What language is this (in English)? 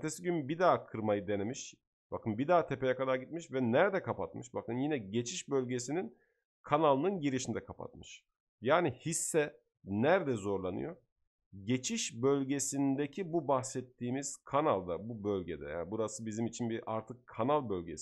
Turkish